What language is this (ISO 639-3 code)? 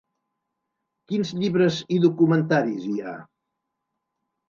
cat